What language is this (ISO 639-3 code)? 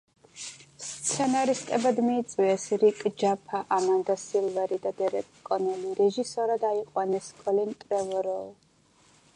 kat